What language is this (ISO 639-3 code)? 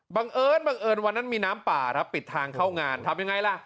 tha